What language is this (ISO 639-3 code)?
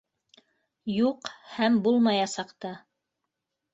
bak